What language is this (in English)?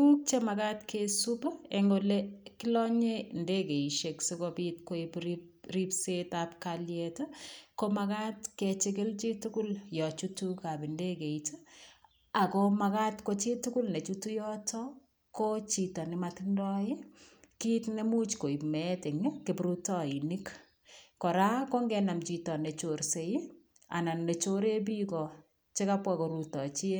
Kalenjin